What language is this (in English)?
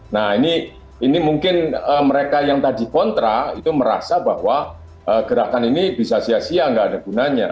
Indonesian